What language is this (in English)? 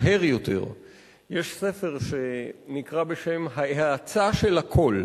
Hebrew